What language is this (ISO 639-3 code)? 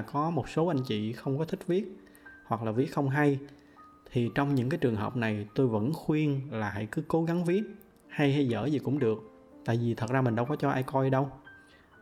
vie